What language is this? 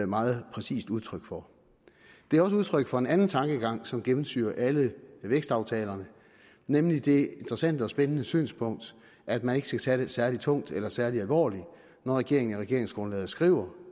Danish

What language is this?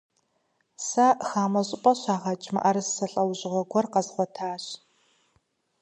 Kabardian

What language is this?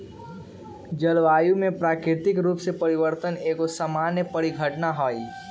Magahi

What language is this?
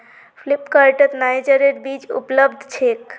Magahi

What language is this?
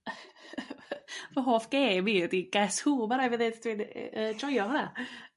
Welsh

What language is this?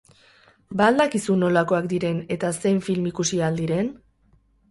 Basque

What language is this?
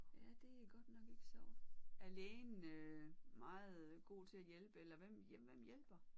Danish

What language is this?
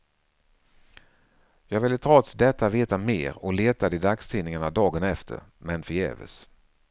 Swedish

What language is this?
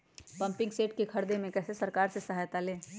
Magahi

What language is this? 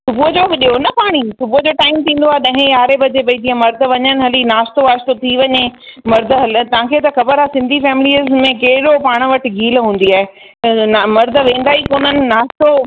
Sindhi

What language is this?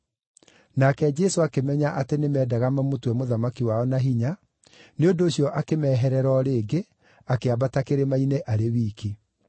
Kikuyu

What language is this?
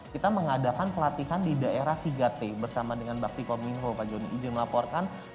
Indonesian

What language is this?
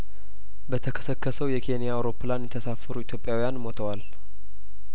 Amharic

